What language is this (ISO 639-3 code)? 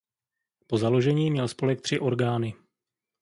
ces